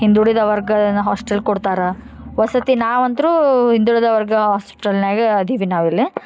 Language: Kannada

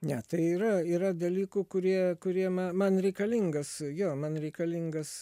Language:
Lithuanian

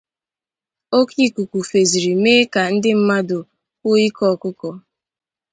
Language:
Igbo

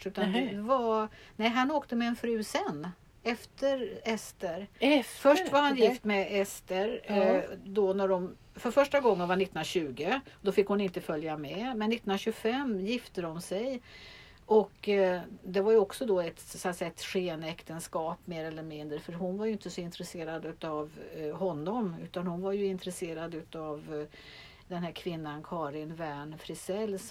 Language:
Swedish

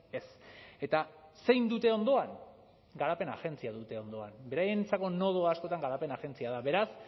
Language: Basque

